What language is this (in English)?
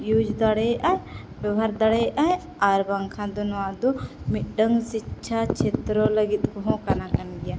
Santali